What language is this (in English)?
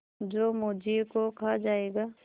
Hindi